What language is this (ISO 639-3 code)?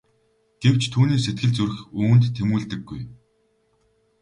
mon